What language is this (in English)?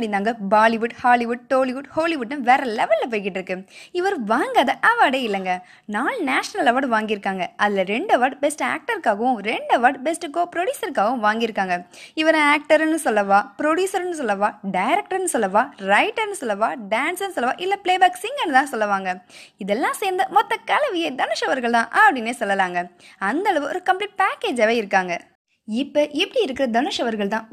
Tamil